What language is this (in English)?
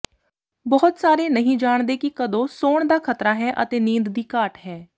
Punjabi